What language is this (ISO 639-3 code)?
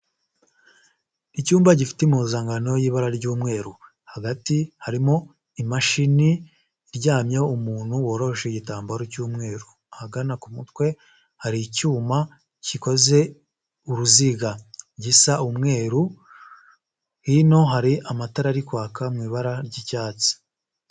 kin